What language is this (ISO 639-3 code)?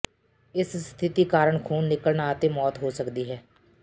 pan